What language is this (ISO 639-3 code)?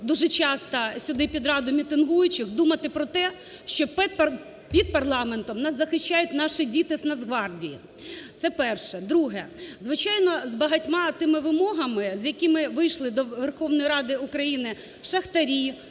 ukr